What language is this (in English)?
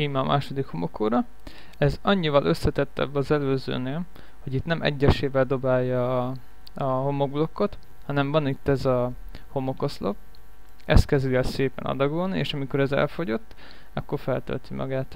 Hungarian